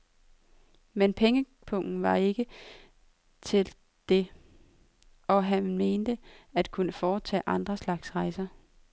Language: Danish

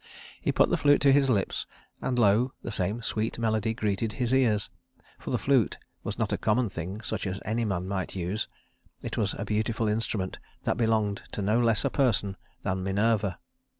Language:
English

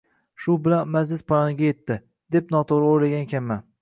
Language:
Uzbek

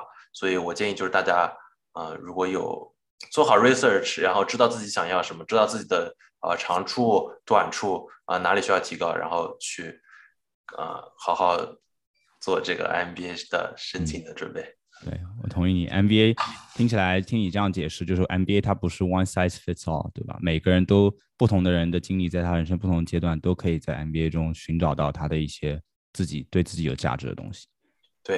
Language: Chinese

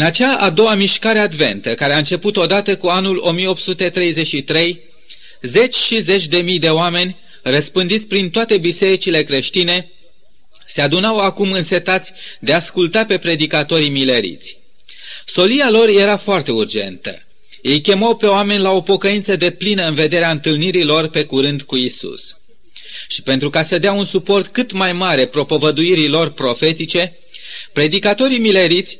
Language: Romanian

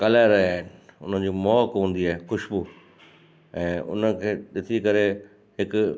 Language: Sindhi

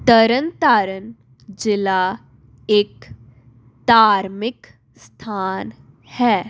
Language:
Punjabi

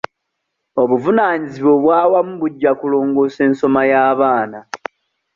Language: Ganda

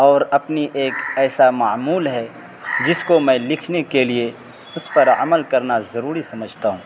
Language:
Urdu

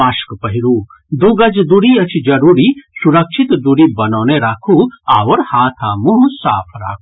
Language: Maithili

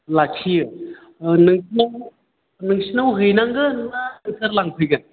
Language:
Bodo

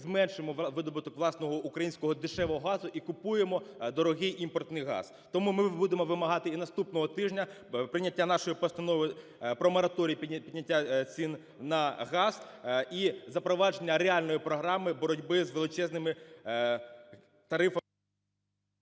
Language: Ukrainian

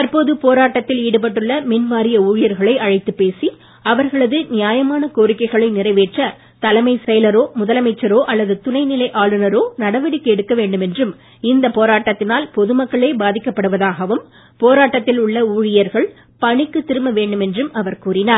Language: Tamil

